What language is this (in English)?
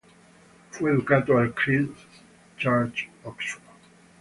Italian